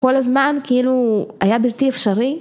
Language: Hebrew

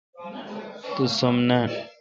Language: Kalkoti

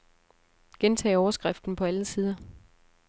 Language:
Danish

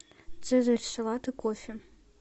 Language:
Russian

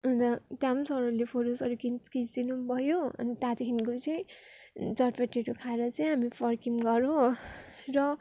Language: Nepali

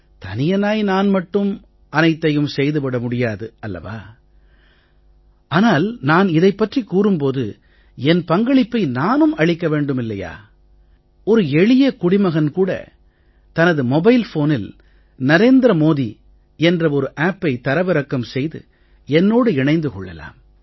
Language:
Tamil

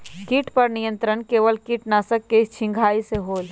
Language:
Magahi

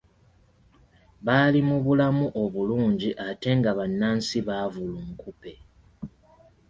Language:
Ganda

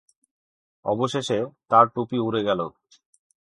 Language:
Bangla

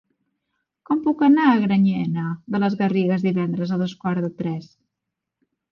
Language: Catalan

